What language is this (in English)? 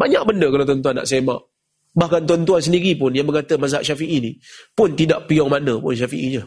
Malay